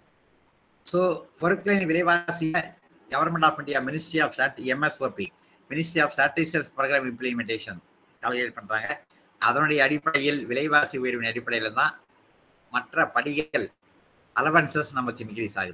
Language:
Tamil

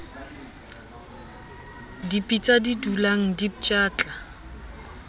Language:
Southern Sotho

